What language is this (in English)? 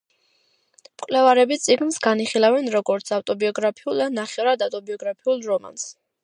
Georgian